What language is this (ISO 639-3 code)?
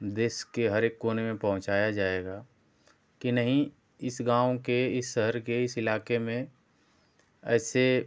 hin